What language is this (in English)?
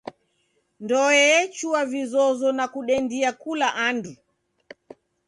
Taita